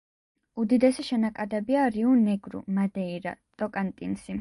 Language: Georgian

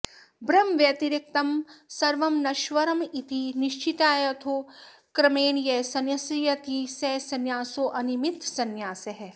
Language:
Sanskrit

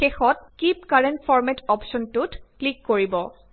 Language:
Assamese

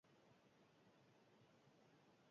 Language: Basque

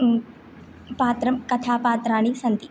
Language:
Sanskrit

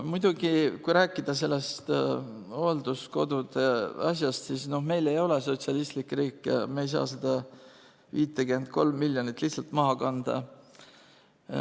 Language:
Estonian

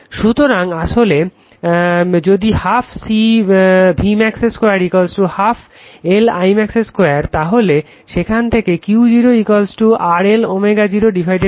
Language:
Bangla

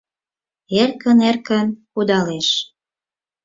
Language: Mari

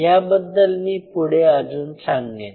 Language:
Marathi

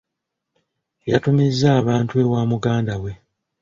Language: Ganda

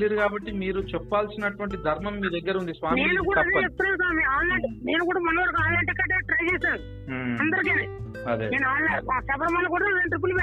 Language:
Telugu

